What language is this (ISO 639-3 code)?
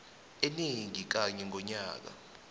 nbl